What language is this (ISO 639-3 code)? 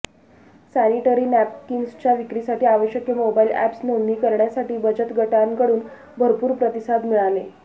mar